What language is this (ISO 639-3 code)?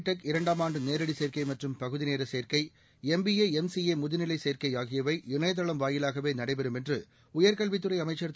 tam